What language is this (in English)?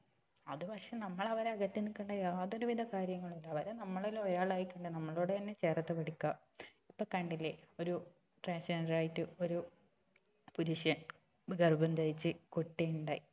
Malayalam